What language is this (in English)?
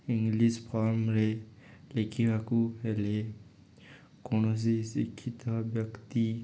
Odia